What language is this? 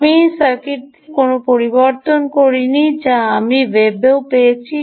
Bangla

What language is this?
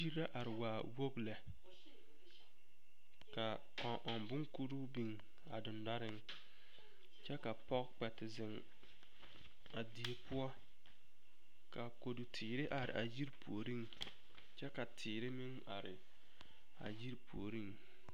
Southern Dagaare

